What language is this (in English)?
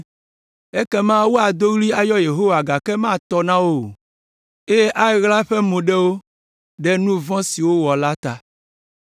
Ewe